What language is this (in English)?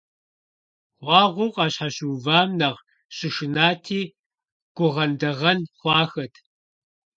Kabardian